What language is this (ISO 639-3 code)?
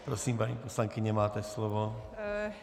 ces